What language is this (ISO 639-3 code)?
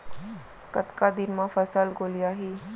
hne